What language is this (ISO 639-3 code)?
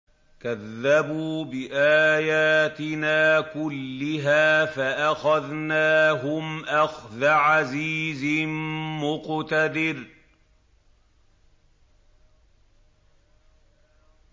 ara